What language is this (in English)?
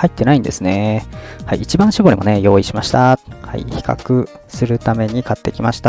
Japanese